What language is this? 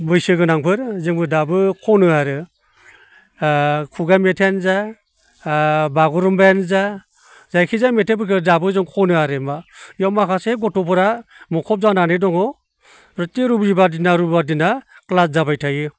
Bodo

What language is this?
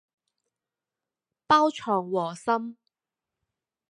Cantonese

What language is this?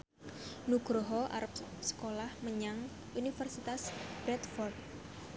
Javanese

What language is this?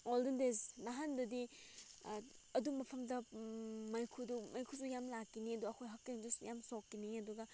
Manipuri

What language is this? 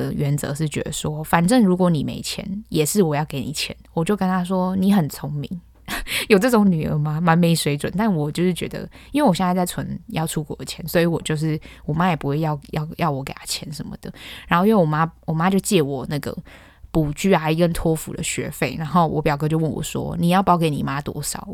Chinese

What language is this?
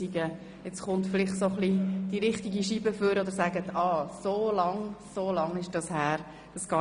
Swiss German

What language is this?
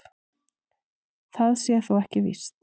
Icelandic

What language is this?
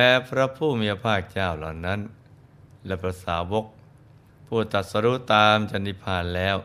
Thai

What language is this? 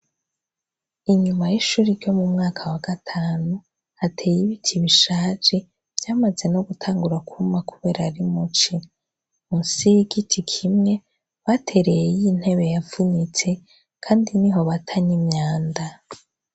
Rundi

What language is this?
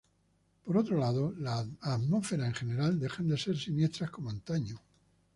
Spanish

